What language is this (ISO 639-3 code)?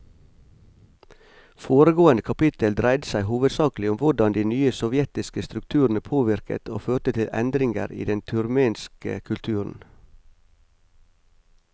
nor